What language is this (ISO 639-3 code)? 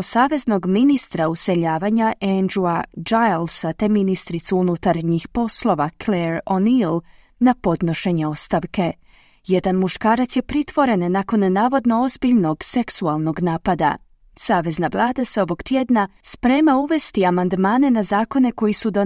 hrv